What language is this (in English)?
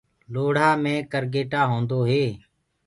Gurgula